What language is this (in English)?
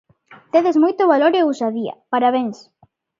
Galician